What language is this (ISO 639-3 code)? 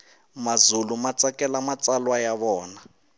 tso